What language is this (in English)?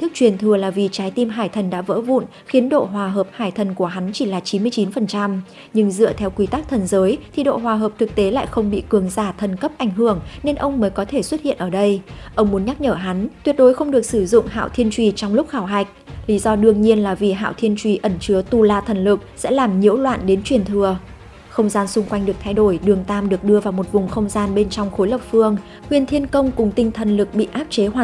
Vietnamese